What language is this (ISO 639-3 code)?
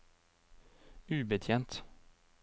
nor